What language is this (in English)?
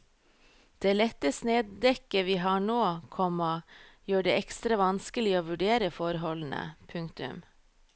Norwegian